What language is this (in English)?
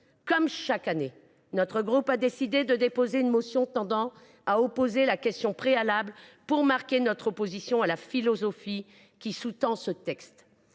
French